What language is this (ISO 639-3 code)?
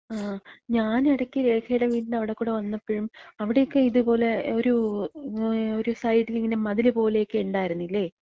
mal